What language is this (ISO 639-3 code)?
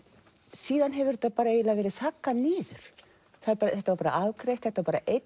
isl